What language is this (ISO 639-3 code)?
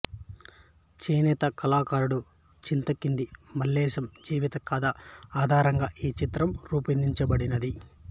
tel